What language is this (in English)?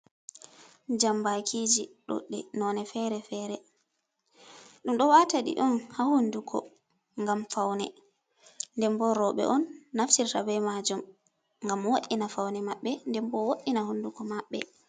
Fula